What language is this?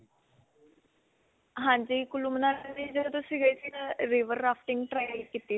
Punjabi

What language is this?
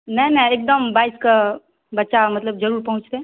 Maithili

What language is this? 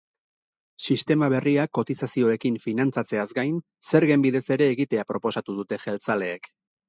Basque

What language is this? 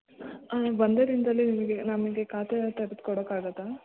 Kannada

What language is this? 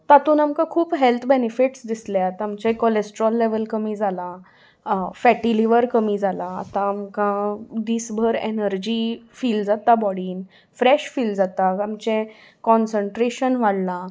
Konkani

